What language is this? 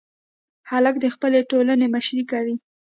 Pashto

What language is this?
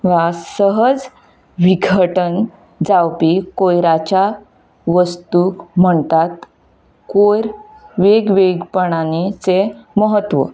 Konkani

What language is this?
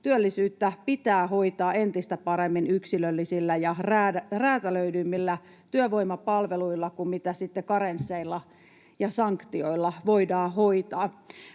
Finnish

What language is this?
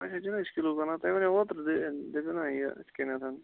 Kashmiri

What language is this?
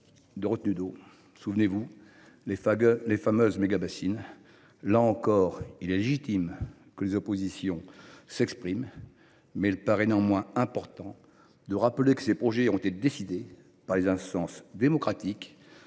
French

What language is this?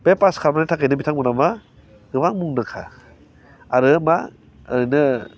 Bodo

